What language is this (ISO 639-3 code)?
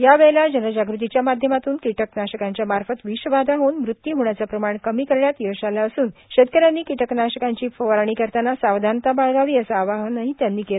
mar